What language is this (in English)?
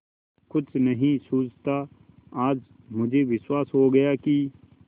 Hindi